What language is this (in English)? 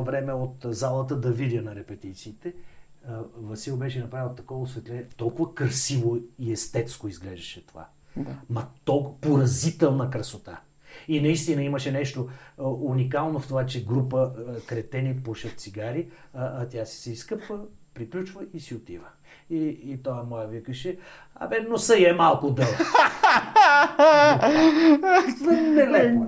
Bulgarian